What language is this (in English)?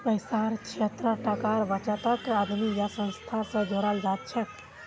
Magahi